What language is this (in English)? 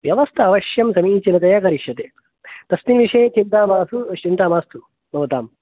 Sanskrit